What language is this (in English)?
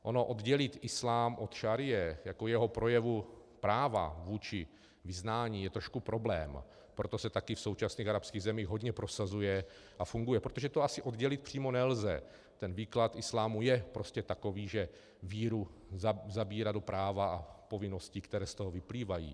Czech